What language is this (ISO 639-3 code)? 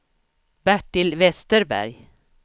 swe